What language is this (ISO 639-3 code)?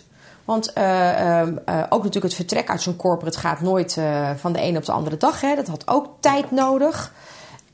nld